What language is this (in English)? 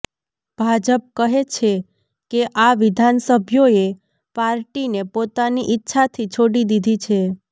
Gujarati